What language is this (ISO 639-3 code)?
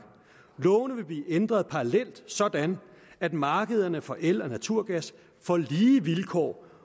dan